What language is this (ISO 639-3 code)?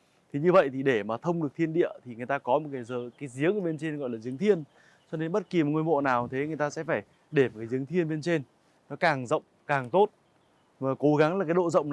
vie